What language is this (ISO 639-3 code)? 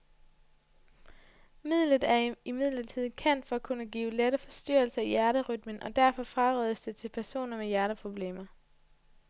dan